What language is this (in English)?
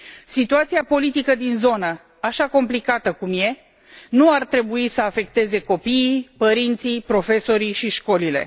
Romanian